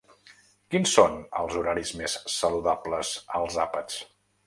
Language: Catalan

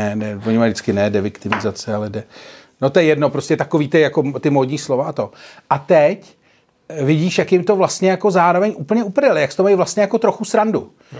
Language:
Czech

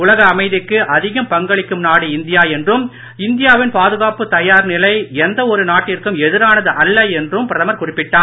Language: Tamil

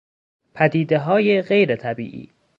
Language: Persian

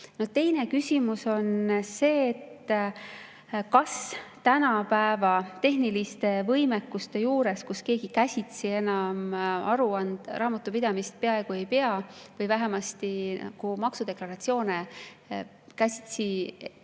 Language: Estonian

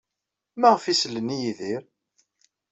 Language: Kabyle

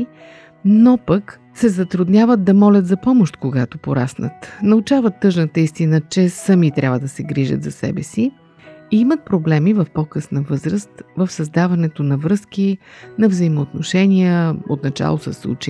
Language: Bulgarian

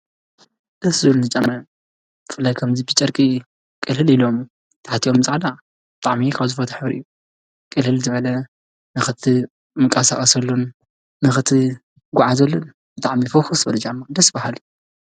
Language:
Tigrinya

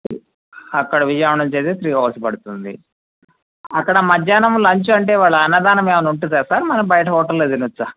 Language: Telugu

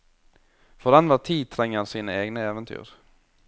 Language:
Norwegian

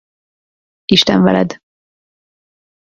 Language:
Hungarian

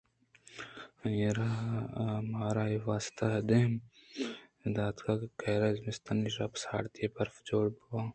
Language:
Eastern Balochi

